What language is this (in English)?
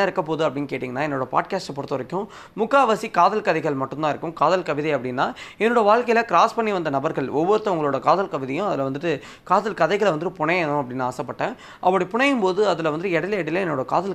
Tamil